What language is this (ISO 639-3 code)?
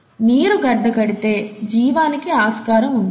tel